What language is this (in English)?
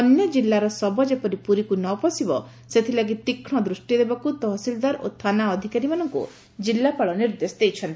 Odia